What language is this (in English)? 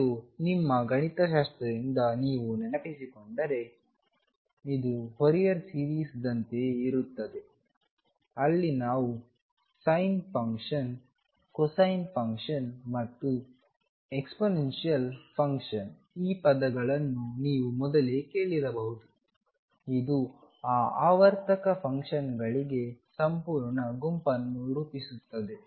Kannada